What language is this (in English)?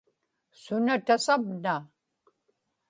Inupiaq